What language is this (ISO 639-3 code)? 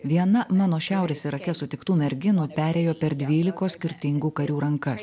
lit